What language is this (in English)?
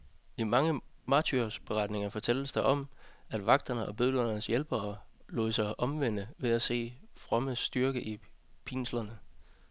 Danish